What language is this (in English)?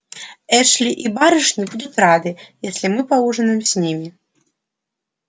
Russian